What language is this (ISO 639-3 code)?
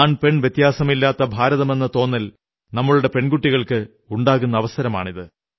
mal